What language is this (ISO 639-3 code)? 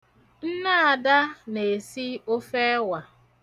ibo